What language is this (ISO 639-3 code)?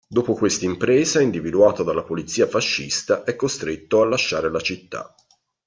ita